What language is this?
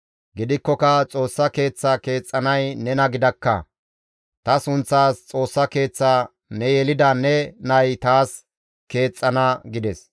Gamo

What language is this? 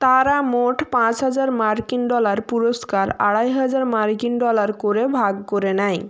Bangla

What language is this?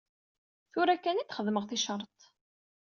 Kabyle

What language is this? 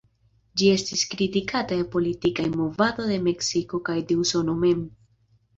Esperanto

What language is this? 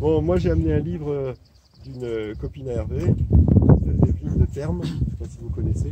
French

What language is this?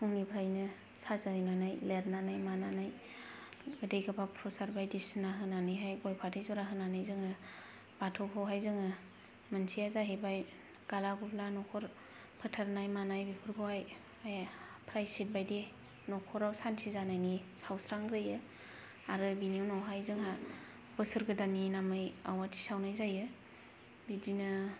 Bodo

